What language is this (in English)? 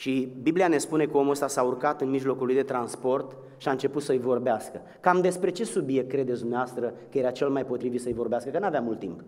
Romanian